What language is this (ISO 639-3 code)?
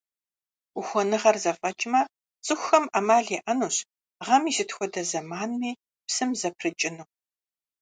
kbd